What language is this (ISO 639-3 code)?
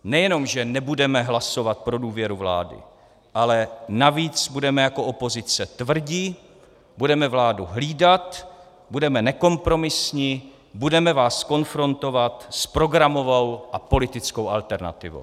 ces